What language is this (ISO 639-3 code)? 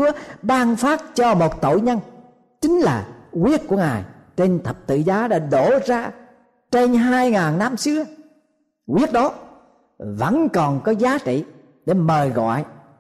vie